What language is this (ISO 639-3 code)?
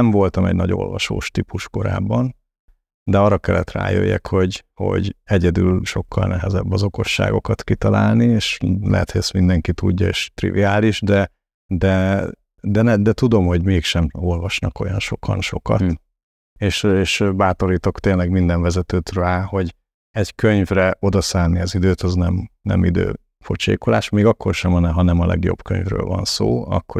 hun